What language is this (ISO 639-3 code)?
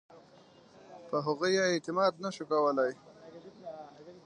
pus